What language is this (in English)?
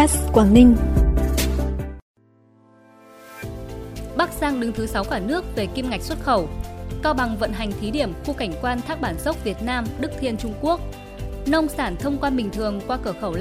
Vietnamese